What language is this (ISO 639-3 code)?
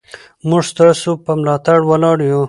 pus